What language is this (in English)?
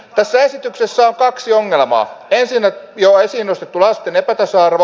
Finnish